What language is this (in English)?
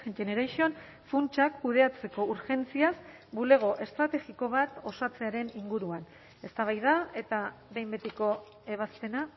Basque